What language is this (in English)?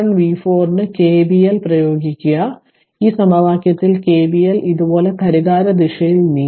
Malayalam